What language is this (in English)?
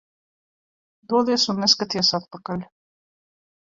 Latvian